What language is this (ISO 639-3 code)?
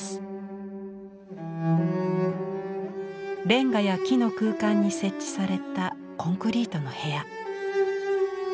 jpn